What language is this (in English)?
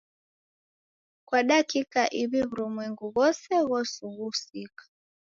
Taita